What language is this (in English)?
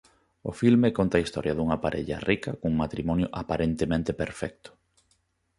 Galician